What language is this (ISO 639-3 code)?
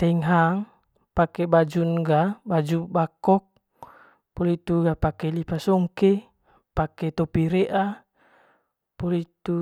mqy